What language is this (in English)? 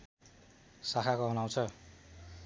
Nepali